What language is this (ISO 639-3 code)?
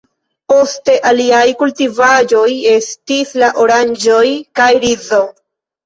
epo